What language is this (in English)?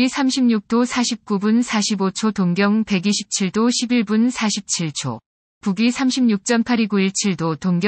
Korean